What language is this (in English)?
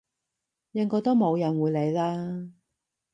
Cantonese